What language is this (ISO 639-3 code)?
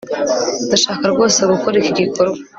kin